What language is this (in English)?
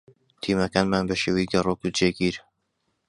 Central Kurdish